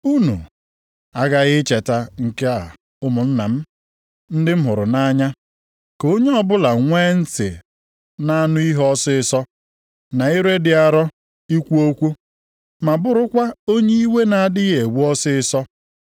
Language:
Igbo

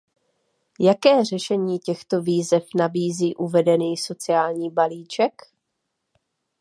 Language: Czech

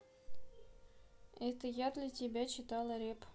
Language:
Russian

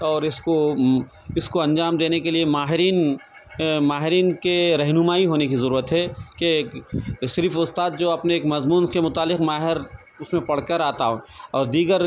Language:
Urdu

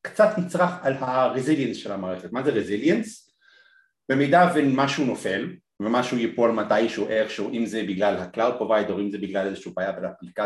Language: Hebrew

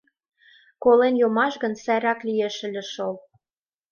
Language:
Mari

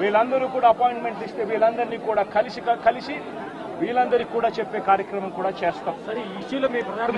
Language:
Telugu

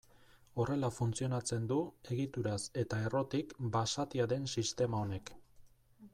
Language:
Basque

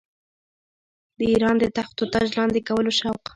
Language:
Pashto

